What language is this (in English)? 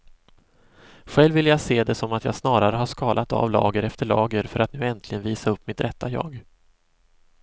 Swedish